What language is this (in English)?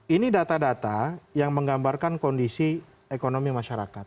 Indonesian